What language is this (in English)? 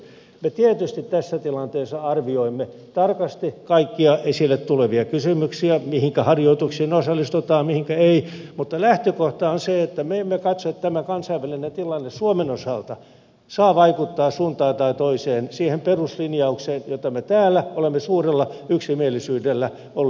Finnish